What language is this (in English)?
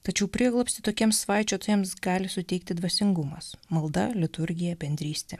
Lithuanian